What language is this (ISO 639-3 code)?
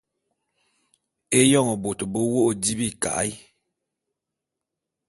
bum